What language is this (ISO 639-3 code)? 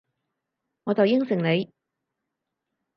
yue